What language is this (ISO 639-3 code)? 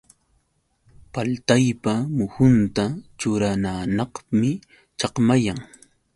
qux